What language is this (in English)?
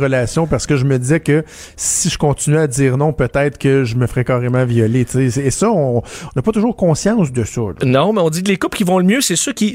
French